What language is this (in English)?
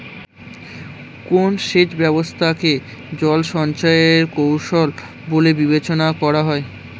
Bangla